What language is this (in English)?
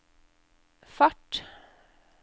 Norwegian